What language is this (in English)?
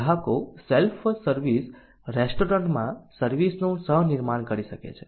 Gujarati